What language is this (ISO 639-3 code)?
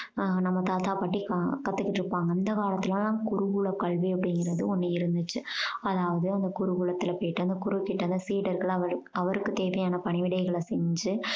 tam